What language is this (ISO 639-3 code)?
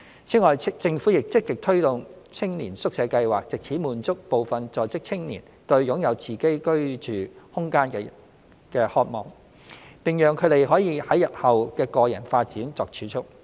yue